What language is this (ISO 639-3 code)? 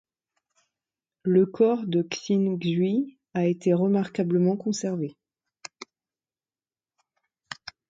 fra